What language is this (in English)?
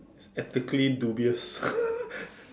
English